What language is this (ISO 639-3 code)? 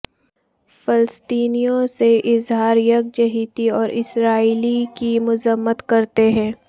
urd